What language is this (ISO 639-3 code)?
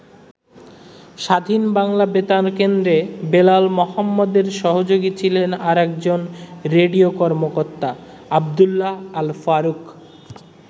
ben